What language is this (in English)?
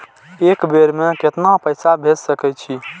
Maithili